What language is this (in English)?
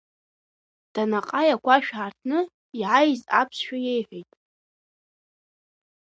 Abkhazian